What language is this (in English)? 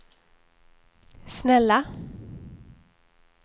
Swedish